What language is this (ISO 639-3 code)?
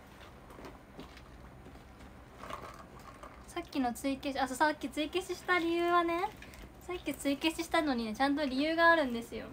jpn